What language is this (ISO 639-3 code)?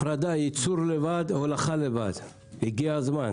heb